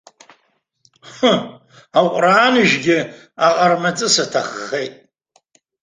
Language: Abkhazian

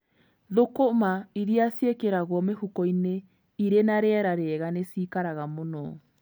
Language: Kikuyu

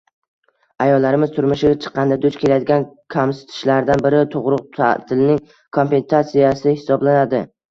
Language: Uzbek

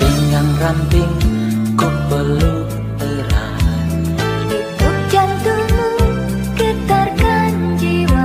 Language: Indonesian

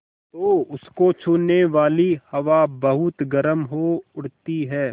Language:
Hindi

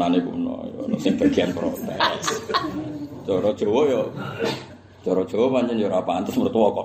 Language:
Indonesian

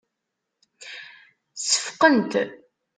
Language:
Kabyle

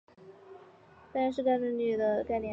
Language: Chinese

